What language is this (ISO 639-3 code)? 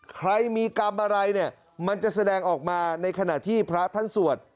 tha